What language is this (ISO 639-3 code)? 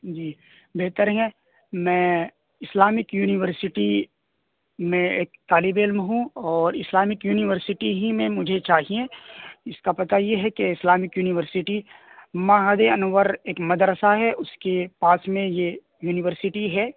urd